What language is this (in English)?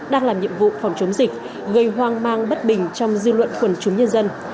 Vietnamese